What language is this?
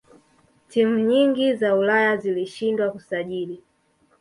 Swahili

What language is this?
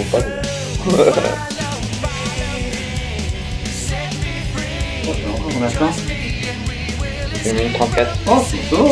French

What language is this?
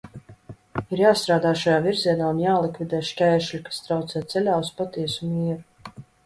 Latvian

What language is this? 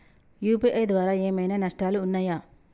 Telugu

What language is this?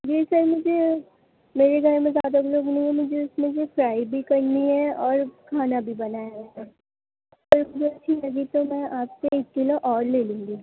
Urdu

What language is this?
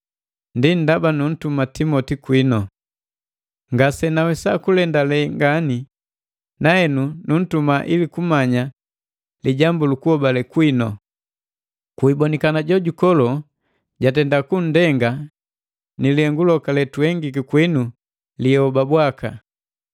Matengo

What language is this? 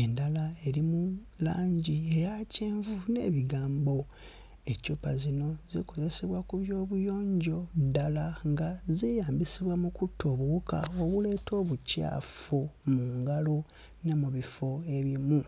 Ganda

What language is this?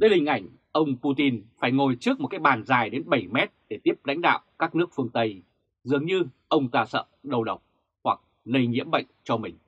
Vietnamese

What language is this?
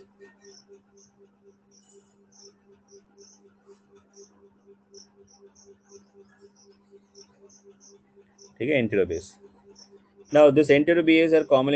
Hindi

